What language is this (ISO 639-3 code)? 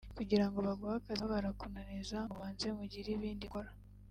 kin